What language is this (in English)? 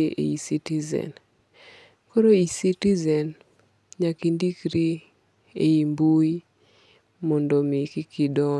Luo (Kenya and Tanzania)